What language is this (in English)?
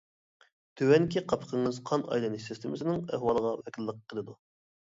Uyghur